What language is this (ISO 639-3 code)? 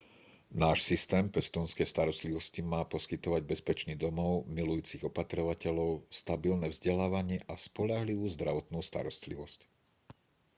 slk